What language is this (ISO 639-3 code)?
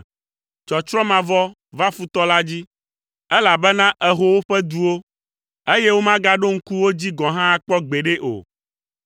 ewe